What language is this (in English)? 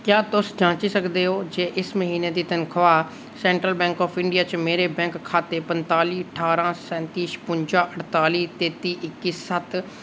Dogri